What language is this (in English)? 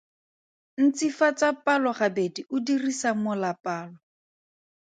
Tswana